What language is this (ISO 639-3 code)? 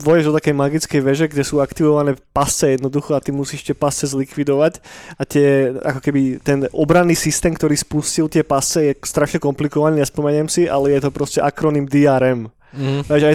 slk